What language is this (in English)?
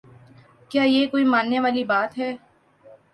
Urdu